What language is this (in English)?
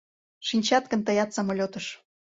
Mari